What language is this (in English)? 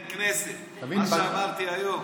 Hebrew